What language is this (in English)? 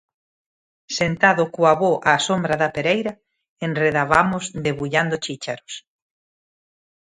Galician